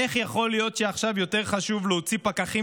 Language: Hebrew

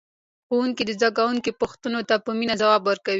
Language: Pashto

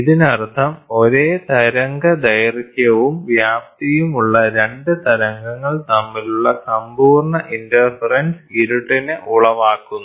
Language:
Malayalam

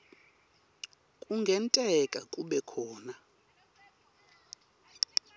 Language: Swati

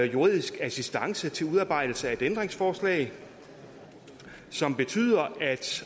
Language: Danish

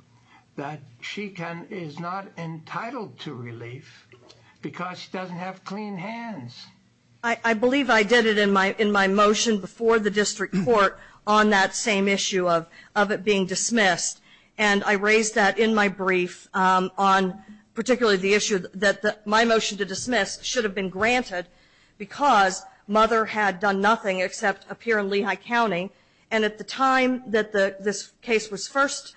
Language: English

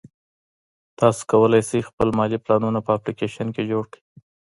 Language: Pashto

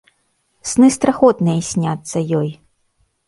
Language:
Belarusian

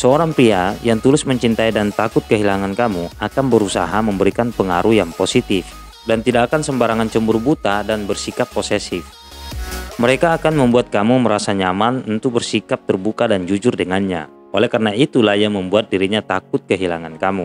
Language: Indonesian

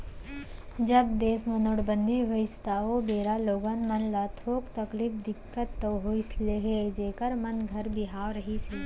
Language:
Chhattisgarhi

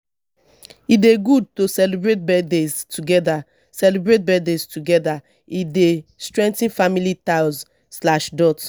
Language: Nigerian Pidgin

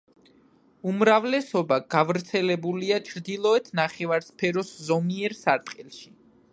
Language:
Georgian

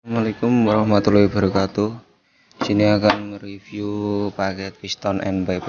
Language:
Indonesian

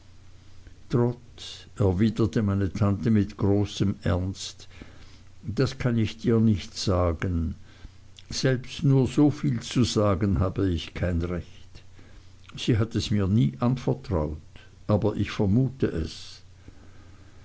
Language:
German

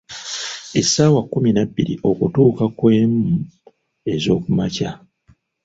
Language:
Ganda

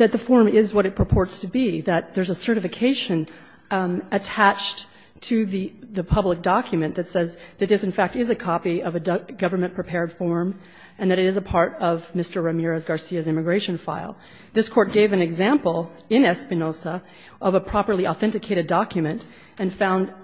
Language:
English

